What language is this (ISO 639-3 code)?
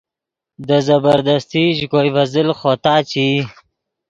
ydg